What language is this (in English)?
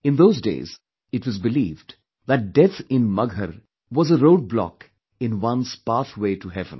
English